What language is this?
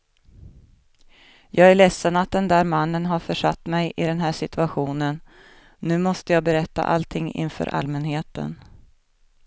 Swedish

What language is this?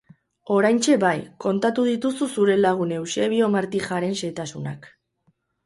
Basque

